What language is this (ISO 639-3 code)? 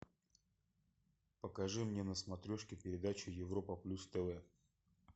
rus